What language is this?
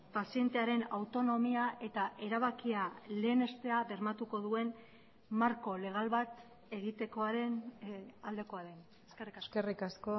Basque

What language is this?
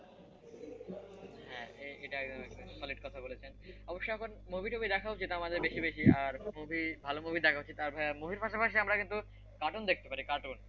Bangla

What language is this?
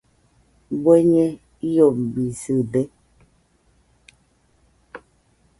Nüpode Huitoto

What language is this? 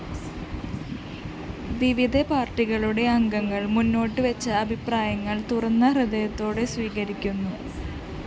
Malayalam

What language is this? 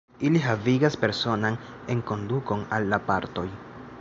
Esperanto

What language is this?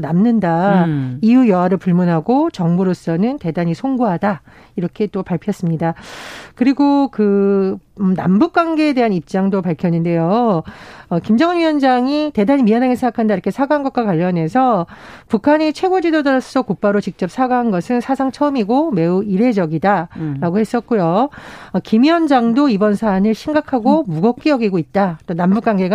Korean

